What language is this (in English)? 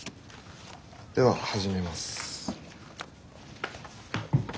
Japanese